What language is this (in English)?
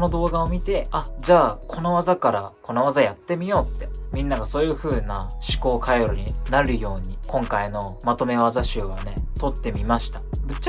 Japanese